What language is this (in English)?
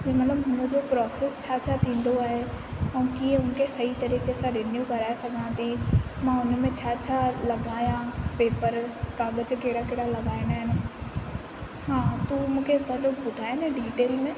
Sindhi